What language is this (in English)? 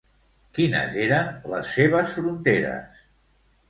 Catalan